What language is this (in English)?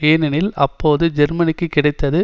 Tamil